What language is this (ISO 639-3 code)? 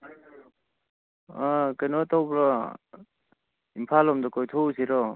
mni